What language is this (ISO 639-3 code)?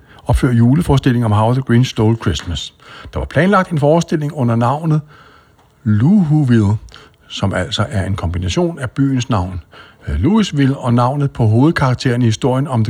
dan